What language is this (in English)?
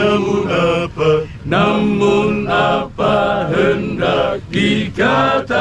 Indonesian